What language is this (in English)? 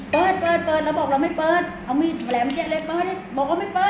Thai